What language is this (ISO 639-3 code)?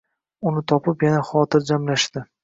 uzb